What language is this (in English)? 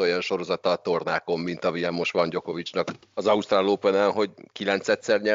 Hungarian